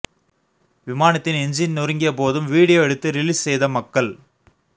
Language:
Tamil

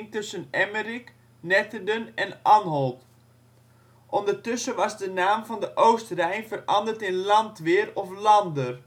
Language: Dutch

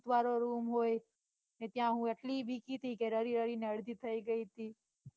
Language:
Gujarati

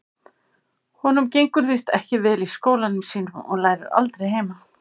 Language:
Icelandic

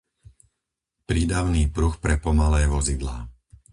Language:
Slovak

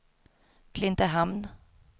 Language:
Swedish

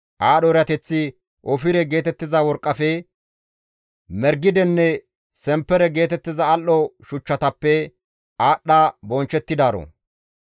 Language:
Gamo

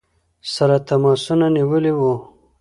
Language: Pashto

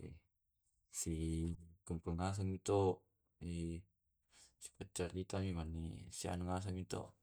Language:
Tae'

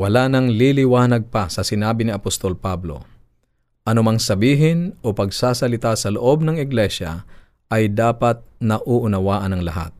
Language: Filipino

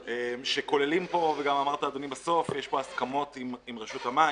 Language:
Hebrew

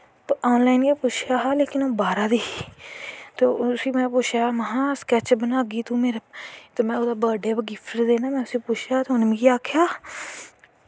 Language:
Dogri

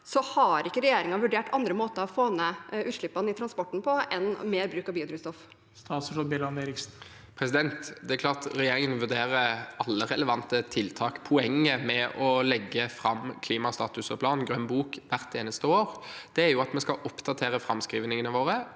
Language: Norwegian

